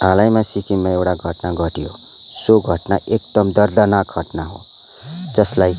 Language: Nepali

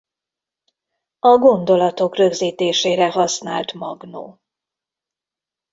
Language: Hungarian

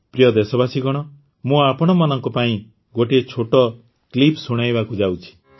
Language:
Odia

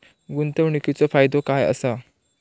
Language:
Marathi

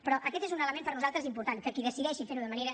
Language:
Catalan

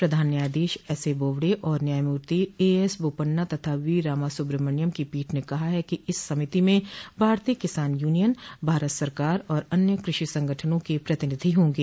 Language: Hindi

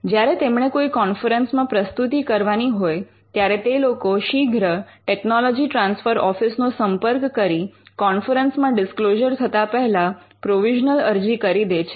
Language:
Gujarati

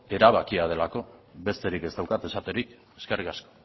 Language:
Basque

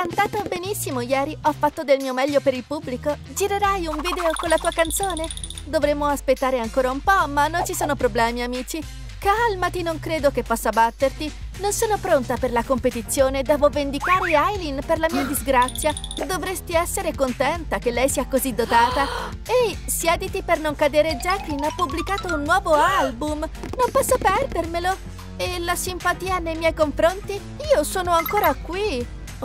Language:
Italian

